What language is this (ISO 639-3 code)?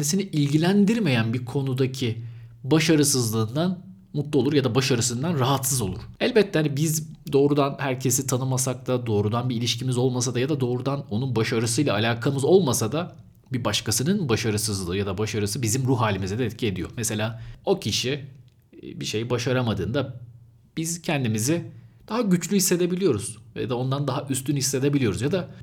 tur